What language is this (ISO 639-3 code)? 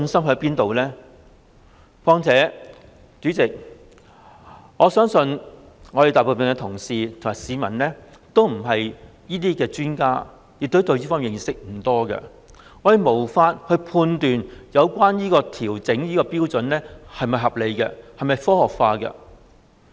yue